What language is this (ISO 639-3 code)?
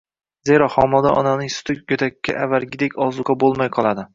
uzb